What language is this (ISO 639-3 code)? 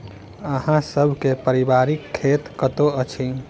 mai